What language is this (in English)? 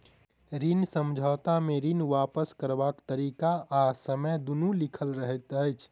Maithili